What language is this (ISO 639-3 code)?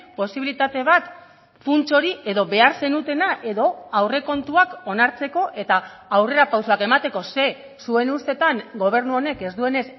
eus